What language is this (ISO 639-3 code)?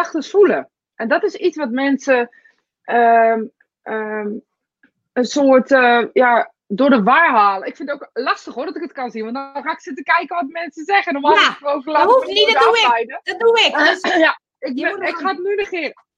nld